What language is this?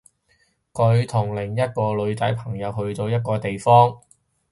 Cantonese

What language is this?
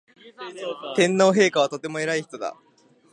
Japanese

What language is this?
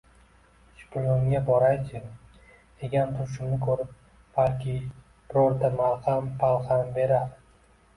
Uzbek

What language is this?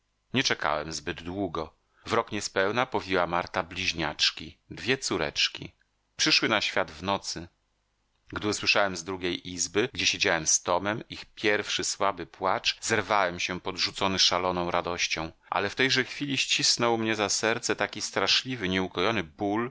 Polish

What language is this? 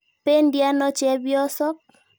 Kalenjin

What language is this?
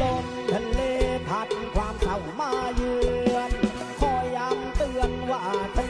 Thai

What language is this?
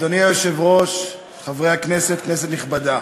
Hebrew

